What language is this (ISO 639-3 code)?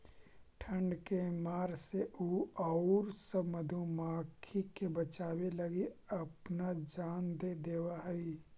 mag